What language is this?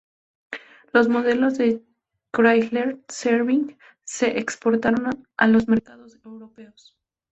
Spanish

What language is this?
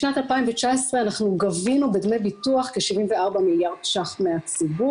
Hebrew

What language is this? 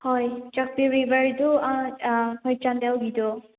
Manipuri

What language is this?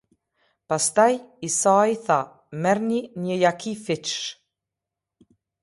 Albanian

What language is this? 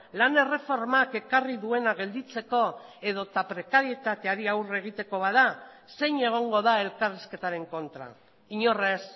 Basque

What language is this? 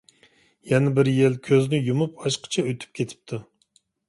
Uyghur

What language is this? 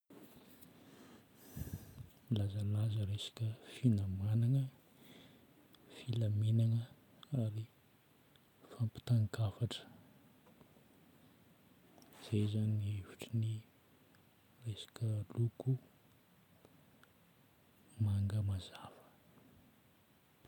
Northern Betsimisaraka Malagasy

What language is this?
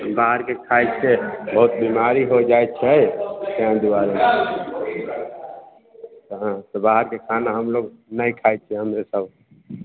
Maithili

